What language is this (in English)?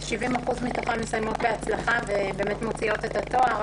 Hebrew